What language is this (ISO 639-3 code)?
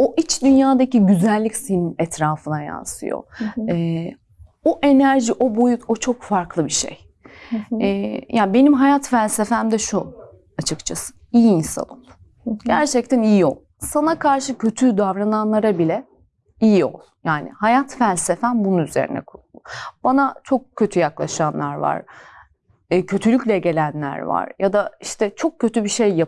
tur